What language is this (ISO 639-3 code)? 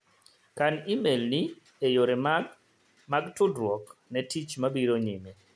luo